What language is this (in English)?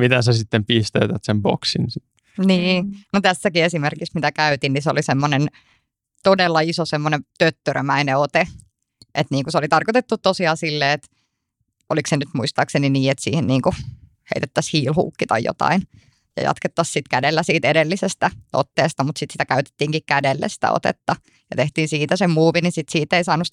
Finnish